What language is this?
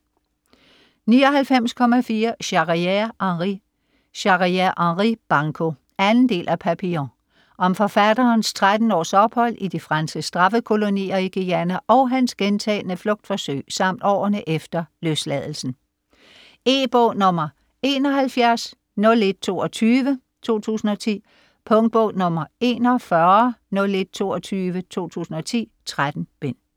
Danish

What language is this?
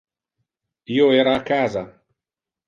Interlingua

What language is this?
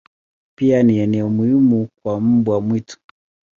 Swahili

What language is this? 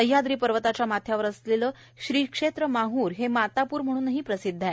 Marathi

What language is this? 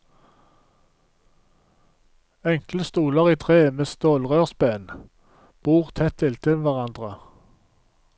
Norwegian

